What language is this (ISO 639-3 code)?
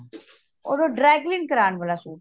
pan